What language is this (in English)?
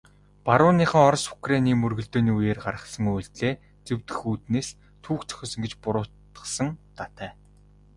Mongolian